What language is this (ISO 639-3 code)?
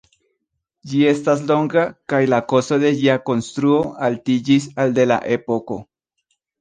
epo